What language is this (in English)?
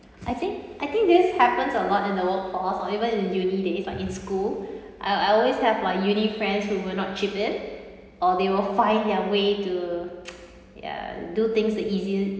English